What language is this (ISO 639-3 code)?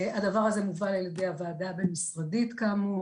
heb